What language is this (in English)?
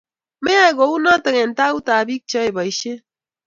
Kalenjin